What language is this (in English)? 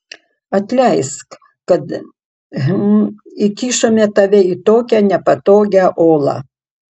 Lithuanian